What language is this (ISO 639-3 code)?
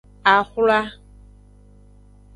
ajg